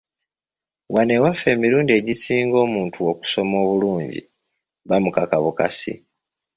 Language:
Ganda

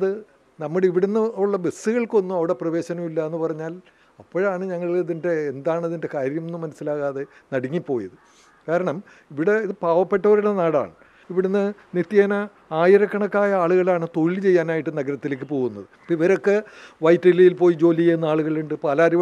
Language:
Romanian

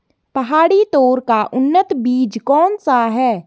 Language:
Hindi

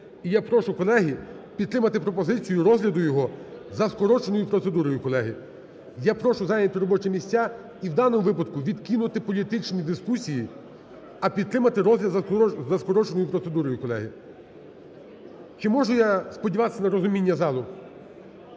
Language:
Ukrainian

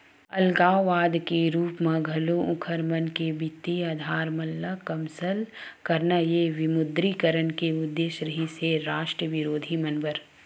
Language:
Chhattisgarhi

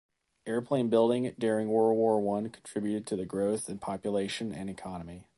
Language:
English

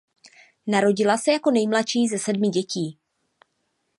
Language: Czech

